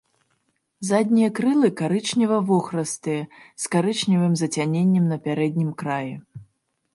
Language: Belarusian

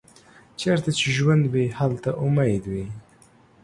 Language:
Pashto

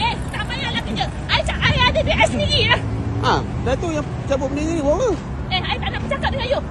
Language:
Malay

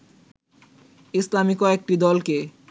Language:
Bangla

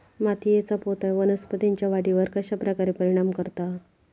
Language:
Marathi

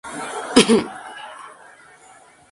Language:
Spanish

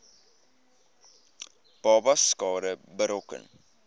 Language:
Afrikaans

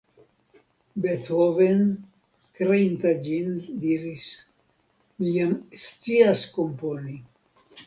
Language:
Esperanto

